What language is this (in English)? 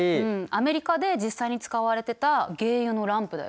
Japanese